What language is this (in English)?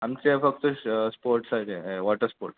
Konkani